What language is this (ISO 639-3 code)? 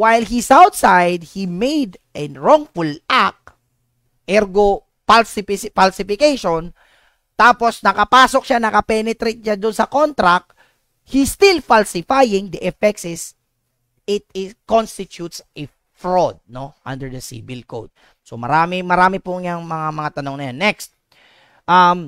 fil